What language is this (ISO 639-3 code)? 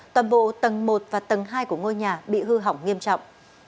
vie